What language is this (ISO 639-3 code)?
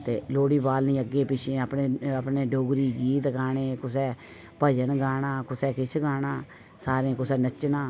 doi